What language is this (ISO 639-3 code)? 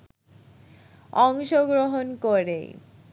ben